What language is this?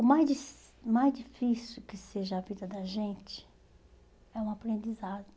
Portuguese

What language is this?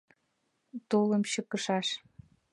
Mari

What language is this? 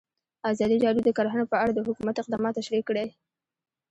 Pashto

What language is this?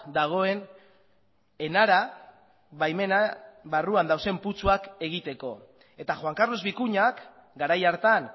Basque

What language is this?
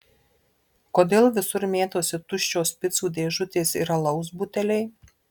Lithuanian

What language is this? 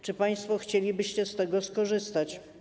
Polish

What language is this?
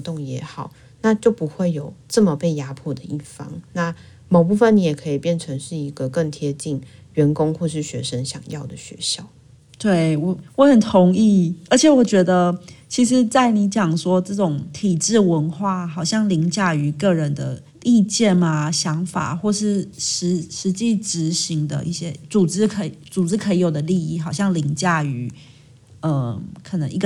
Chinese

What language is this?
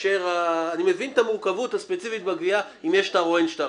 Hebrew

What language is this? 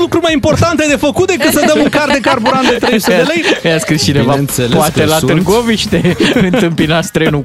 Romanian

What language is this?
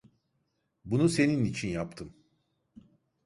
Turkish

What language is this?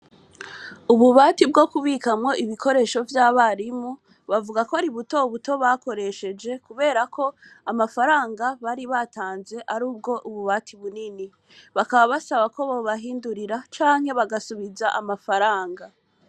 Rundi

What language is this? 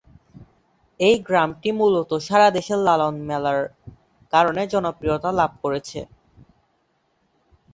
Bangla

